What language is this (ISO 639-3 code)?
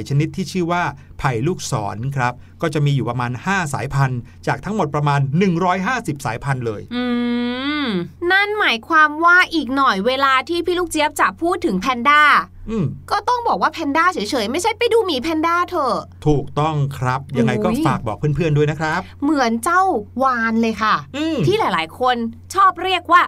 tha